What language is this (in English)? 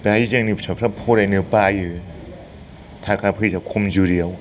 Bodo